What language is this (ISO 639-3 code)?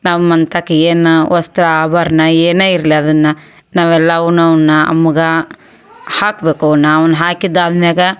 kan